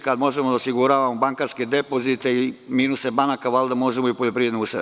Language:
Serbian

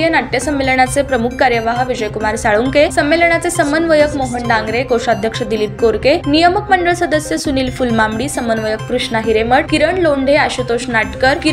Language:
Marathi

